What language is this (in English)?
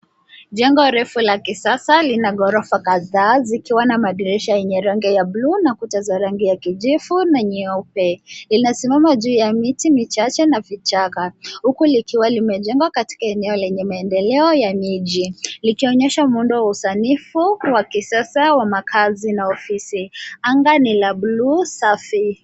Swahili